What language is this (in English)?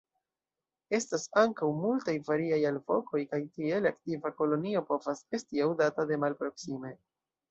Esperanto